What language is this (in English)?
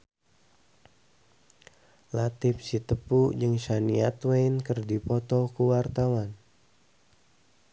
Sundanese